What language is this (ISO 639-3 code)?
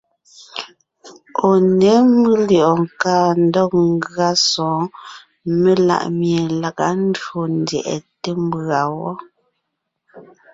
nnh